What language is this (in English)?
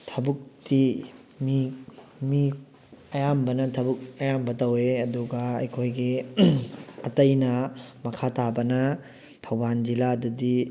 Manipuri